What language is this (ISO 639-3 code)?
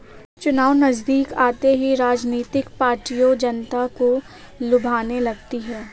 hin